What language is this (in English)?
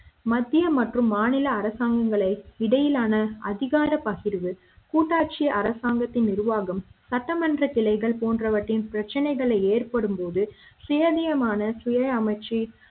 Tamil